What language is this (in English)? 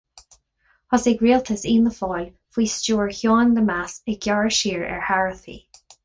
Irish